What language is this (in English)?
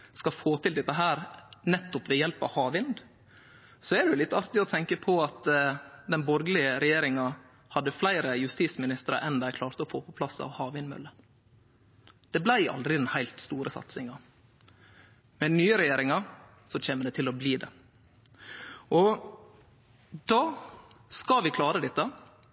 Norwegian Nynorsk